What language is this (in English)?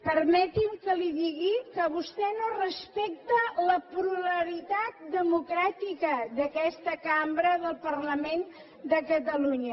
Catalan